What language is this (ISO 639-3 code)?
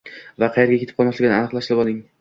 uzb